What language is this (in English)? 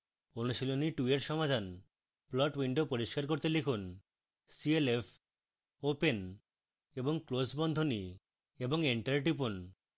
Bangla